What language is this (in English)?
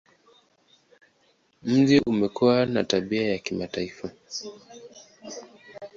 Swahili